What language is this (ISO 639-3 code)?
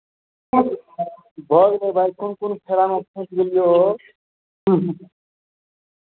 mai